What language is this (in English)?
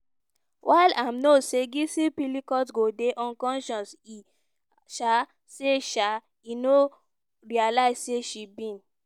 Nigerian Pidgin